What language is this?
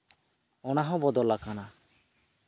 Santali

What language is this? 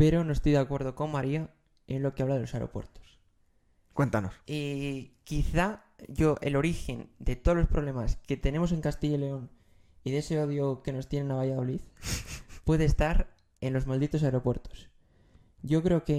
Spanish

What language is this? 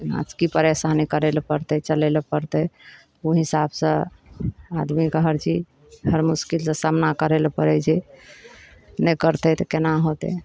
Maithili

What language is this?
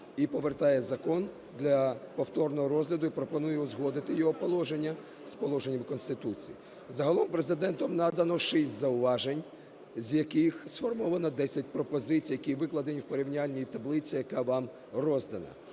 Ukrainian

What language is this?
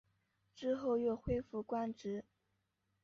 Chinese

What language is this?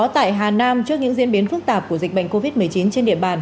Vietnamese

